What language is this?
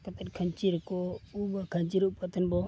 Santali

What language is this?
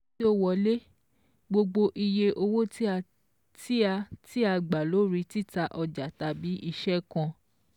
Yoruba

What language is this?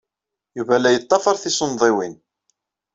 Kabyle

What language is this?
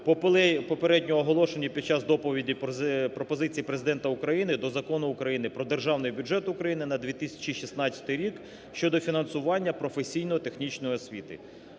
Ukrainian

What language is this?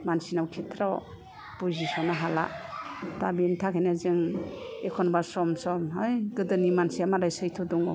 Bodo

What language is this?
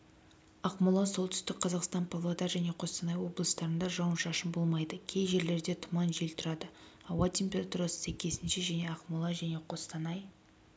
Kazakh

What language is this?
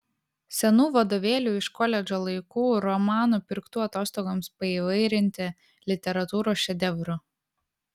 Lithuanian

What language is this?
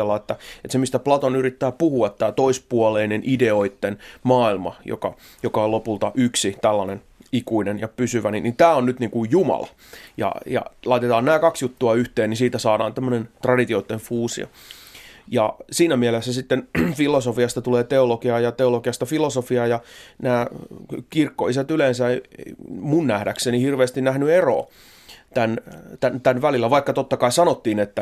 Finnish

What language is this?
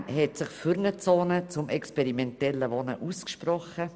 Swiss German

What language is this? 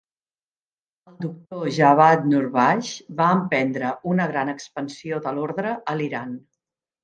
Catalan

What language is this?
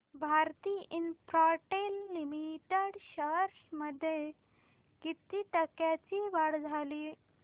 Marathi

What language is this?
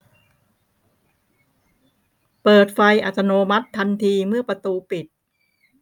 Thai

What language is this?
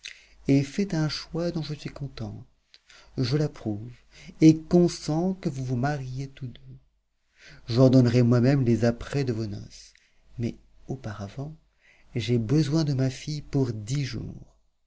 French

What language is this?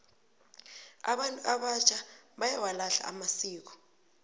South Ndebele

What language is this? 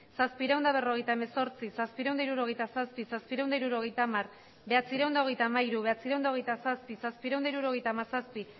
Basque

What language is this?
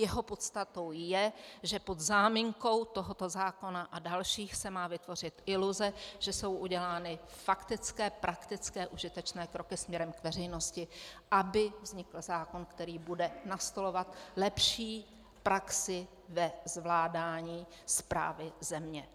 Czech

